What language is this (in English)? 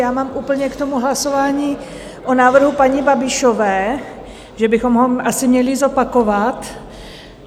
Czech